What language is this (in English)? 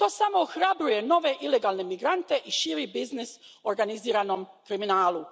Croatian